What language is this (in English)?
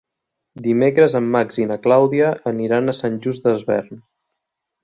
Catalan